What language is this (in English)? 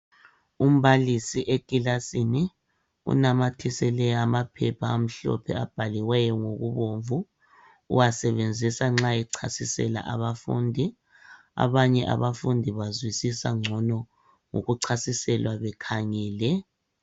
North Ndebele